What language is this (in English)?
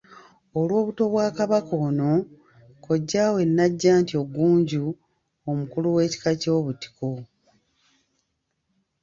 Ganda